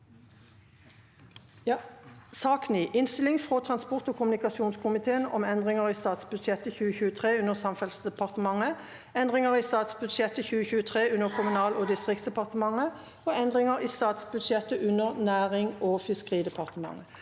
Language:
Norwegian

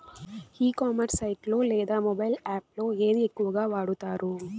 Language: Telugu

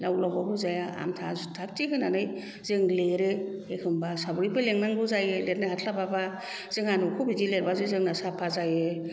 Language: Bodo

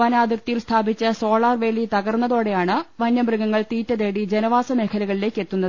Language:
Malayalam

